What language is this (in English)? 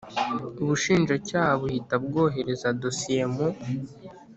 Kinyarwanda